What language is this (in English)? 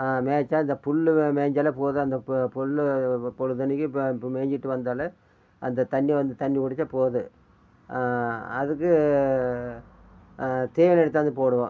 Tamil